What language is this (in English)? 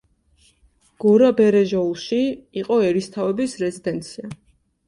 Georgian